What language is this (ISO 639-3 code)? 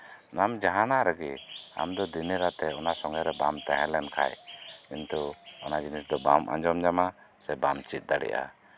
sat